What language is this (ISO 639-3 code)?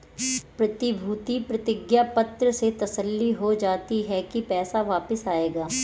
hin